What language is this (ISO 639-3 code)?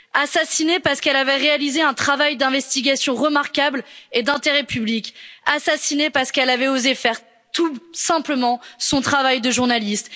fra